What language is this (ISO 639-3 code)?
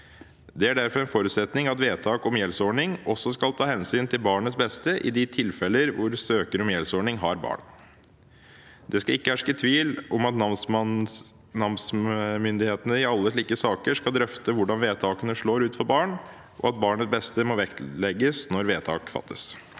nor